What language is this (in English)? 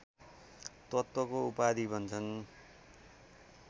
Nepali